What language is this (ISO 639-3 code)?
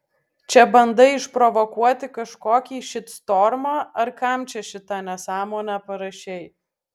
lit